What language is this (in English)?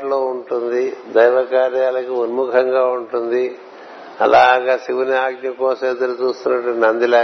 Telugu